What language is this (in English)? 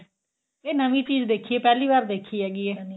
Punjabi